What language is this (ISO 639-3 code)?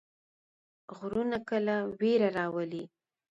pus